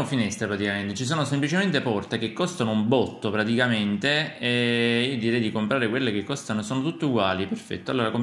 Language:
Italian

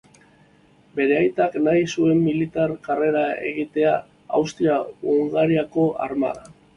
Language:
Basque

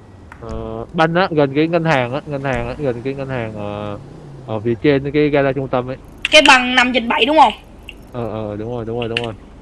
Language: Vietnamese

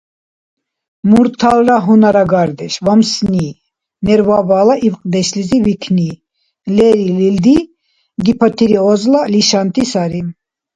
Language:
Dargwa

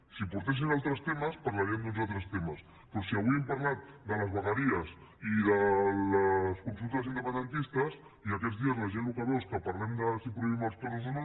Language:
Catalan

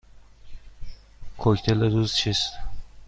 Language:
Persian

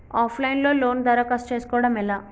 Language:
Telugu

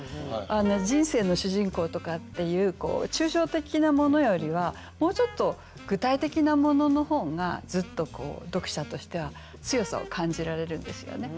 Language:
Japanese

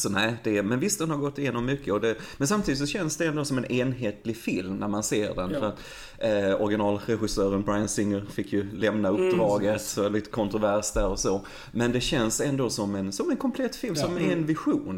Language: Swedish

